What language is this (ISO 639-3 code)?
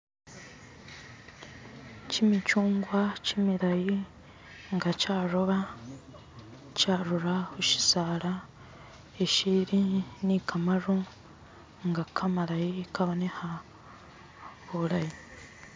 myx